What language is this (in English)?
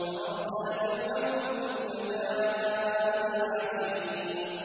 Arabic